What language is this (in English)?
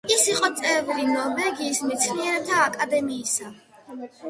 Georgian